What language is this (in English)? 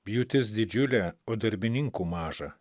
Lithuanian